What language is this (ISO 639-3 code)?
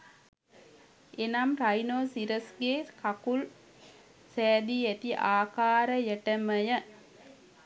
sin